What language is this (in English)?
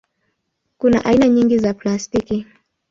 Swahili